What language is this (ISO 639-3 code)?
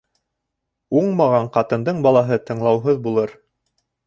bak